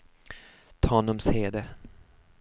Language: Swedish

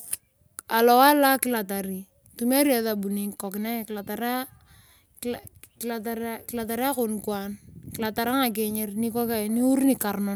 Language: Turkana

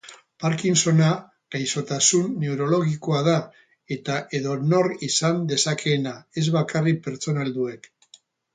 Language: Basque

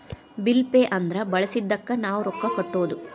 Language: Kannada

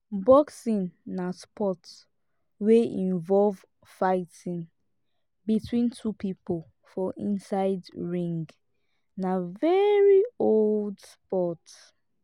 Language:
Nigerian Pidgin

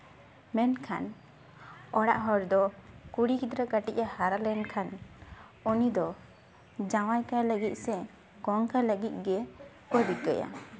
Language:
Santali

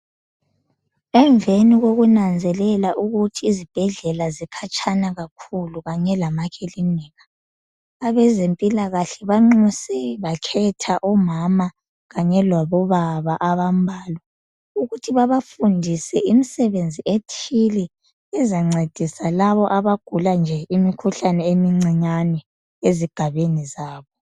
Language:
North Ndebele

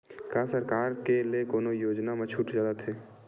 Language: Chhattisgarhi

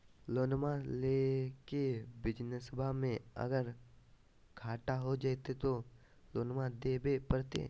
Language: Magahi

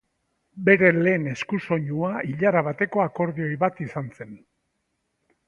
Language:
Basque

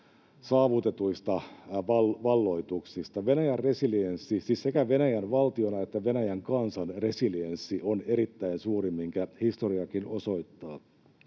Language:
Finnish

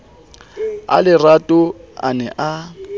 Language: Southern Sotho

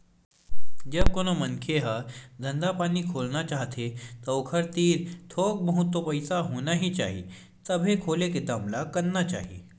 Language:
Chhattisgarhi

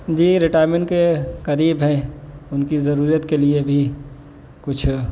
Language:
Urdu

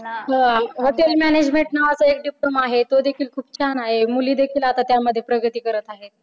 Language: Marathi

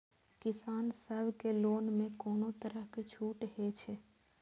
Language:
Maithili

